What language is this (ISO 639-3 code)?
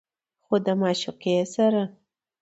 pus